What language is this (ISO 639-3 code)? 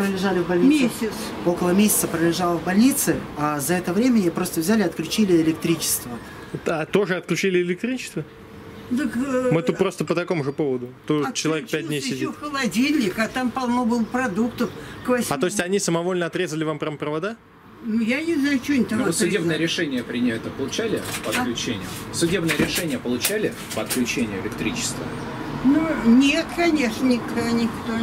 rus